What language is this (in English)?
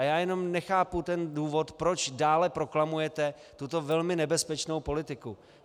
Czech